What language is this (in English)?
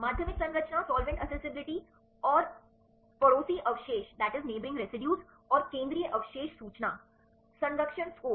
Hindi